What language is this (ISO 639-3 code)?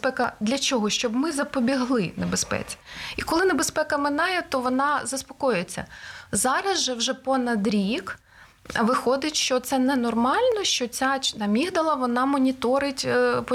ukr